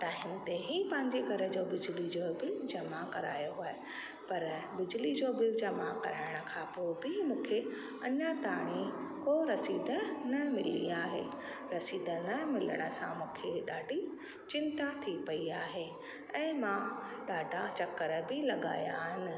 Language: Sindhi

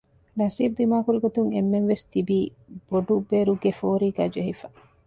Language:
Divehi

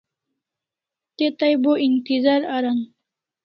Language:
Kalasha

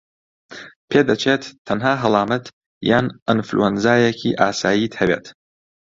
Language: Central Kurdish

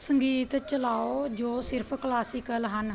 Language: Punjabi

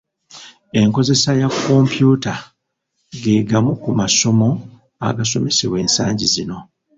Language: Ganda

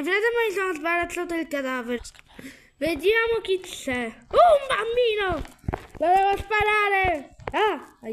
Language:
Italian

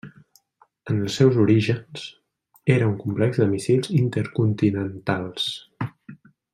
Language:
Catalan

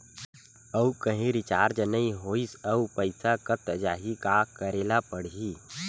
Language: Chhattisgarhi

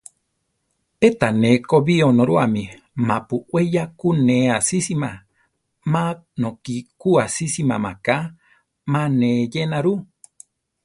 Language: Central Tarahumara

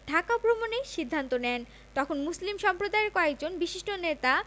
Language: Bangla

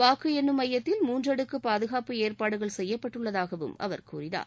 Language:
Tamil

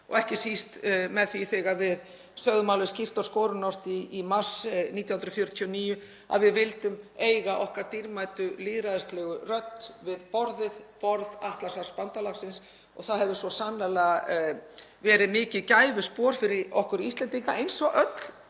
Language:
Icelandic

